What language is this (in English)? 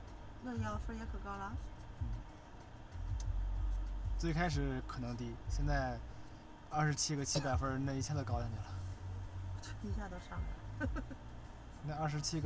Chinese